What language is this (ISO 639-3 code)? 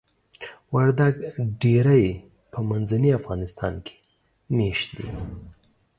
pus